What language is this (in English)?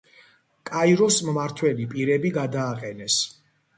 Georgian